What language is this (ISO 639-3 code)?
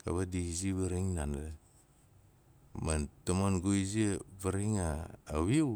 nal